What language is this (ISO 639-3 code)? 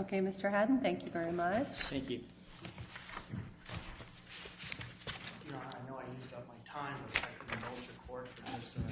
eng